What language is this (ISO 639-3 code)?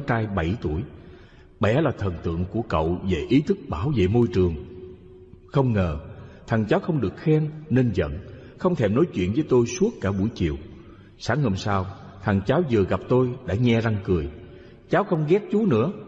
vie